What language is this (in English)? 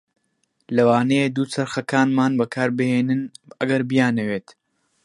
Central Kurdish